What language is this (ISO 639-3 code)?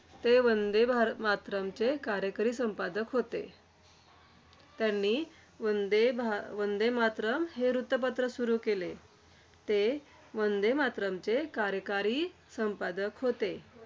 mar